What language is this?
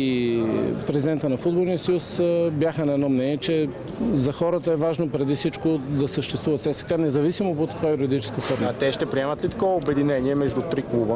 Bulgarian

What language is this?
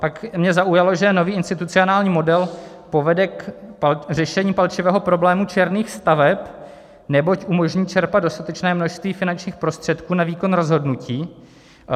Czech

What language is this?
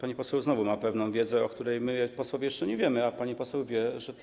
Polish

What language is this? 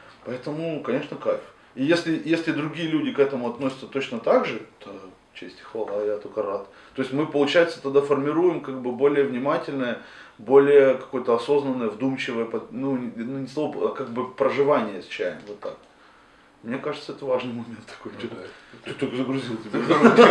Russian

